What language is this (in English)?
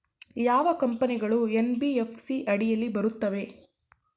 Kannada